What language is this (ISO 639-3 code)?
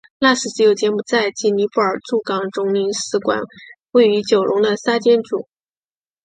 zho